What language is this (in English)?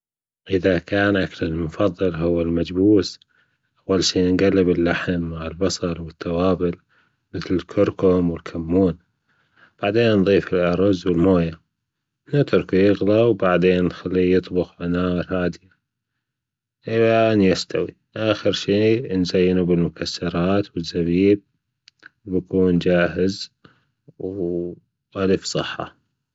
Gulf Arabic